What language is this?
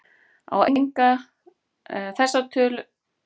Icelandic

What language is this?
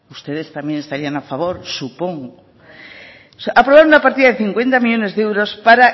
Spanish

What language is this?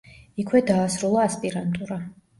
Georgian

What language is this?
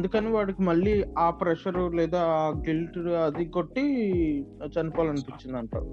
Telugu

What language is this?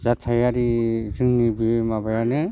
Bodo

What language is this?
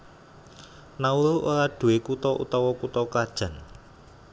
Javanese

